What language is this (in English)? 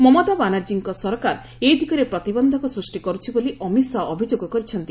Odia